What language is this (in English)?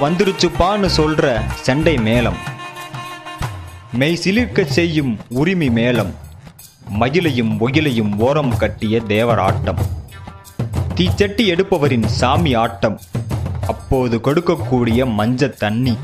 Hindi